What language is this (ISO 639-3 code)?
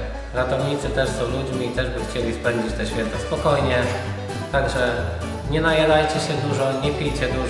pol